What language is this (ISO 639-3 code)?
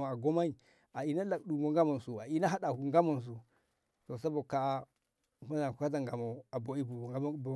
nbh